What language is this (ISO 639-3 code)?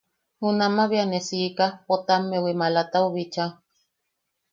yaq